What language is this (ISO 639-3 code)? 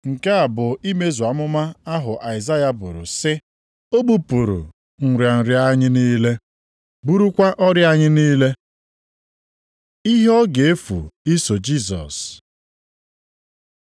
ibo